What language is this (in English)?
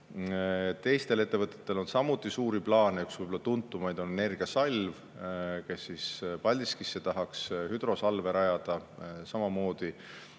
Estonian